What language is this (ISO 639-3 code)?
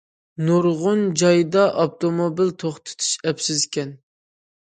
uig